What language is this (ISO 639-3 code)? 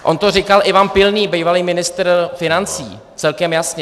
ces